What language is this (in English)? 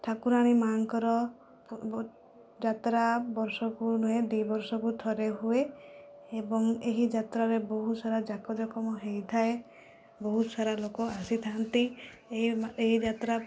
Odia